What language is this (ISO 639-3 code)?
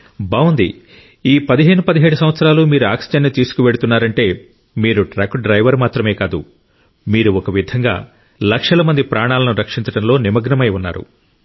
tel